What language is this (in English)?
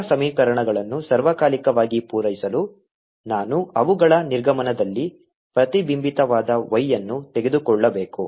Kannada